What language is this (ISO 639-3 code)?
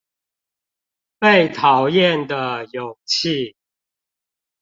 zho